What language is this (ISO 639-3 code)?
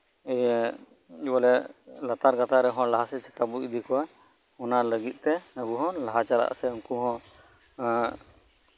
sat